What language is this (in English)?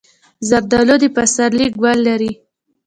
Pashto